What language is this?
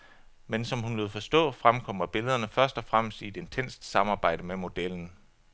Danish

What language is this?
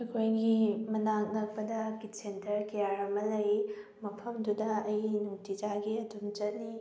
Manipuri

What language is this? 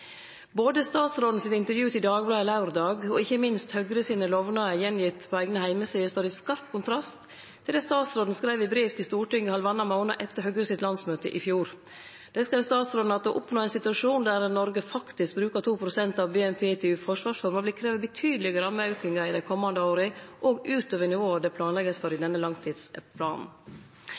Norwegian Nynorsk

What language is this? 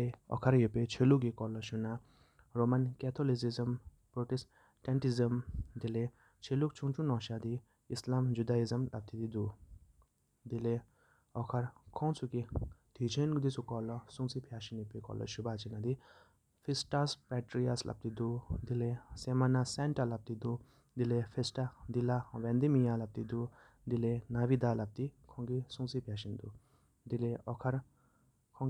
Sikkimese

